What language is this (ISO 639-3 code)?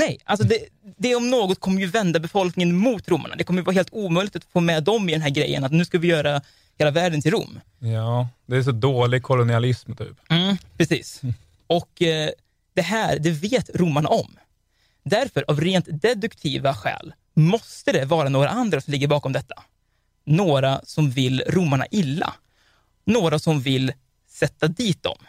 swe